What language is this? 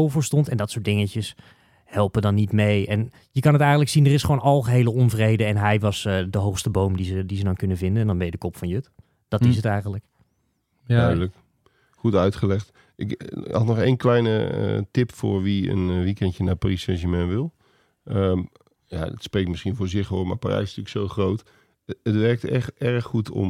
Dutch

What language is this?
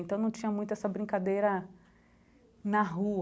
Portuguese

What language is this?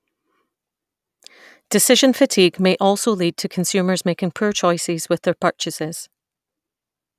English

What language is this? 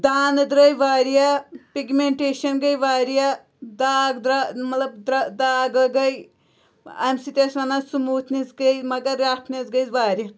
Kashmiri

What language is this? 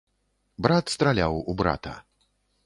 Belarusian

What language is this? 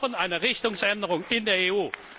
German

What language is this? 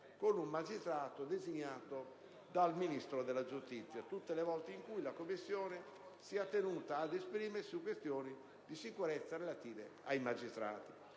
Italian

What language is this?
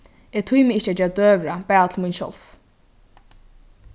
Faroese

